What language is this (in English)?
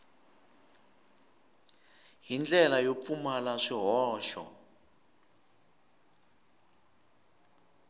Tsonga